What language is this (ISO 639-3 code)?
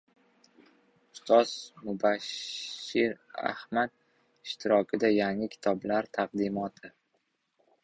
uzb